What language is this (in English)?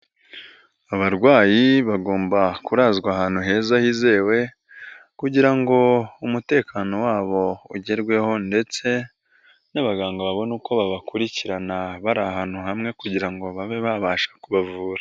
Kinyarwanda